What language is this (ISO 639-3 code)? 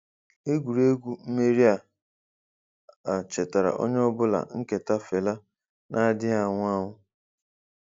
ibo